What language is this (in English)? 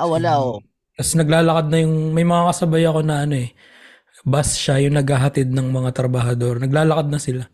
Filipino